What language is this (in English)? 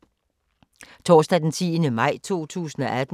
Danish